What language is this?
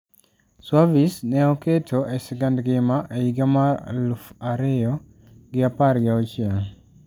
Luo (Kenya and Tanzania)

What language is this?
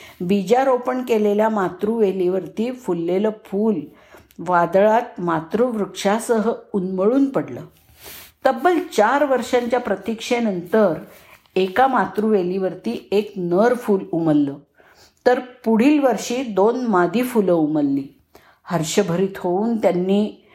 Marathi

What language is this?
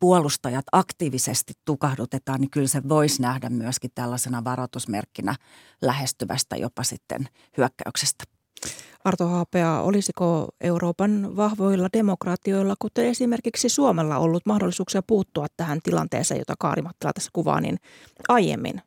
Finnish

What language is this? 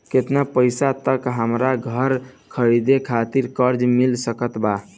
Bhojpuri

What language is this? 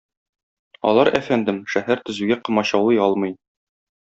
Tatar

